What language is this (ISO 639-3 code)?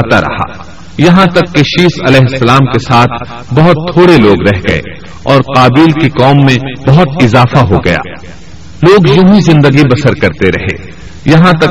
urd